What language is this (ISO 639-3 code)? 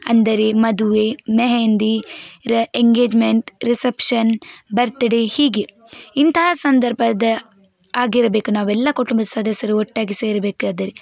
kan